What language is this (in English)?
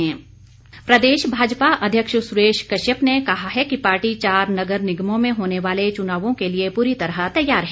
Hindi